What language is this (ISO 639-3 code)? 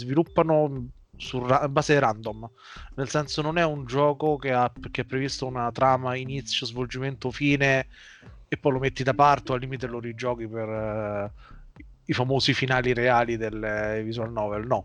ita